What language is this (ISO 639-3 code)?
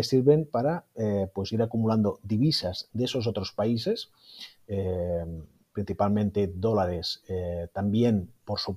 spa